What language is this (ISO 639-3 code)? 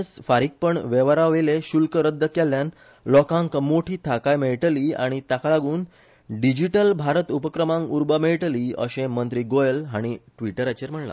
kok